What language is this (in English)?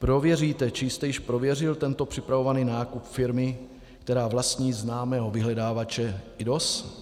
Czech